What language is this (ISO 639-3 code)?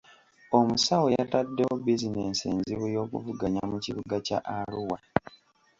lug